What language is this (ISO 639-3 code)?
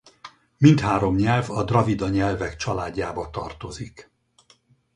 hun